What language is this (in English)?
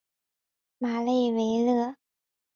Chinese